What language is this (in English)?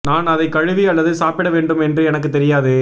Tamil